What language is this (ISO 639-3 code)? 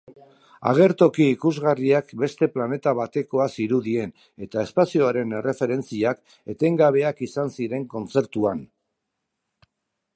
eus